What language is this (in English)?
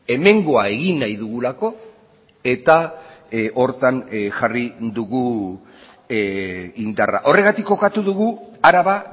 Basque